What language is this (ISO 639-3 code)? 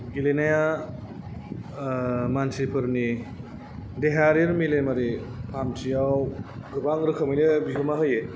brx